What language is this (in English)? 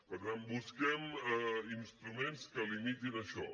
Catalan